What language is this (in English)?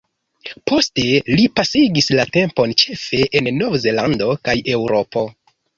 Esperanto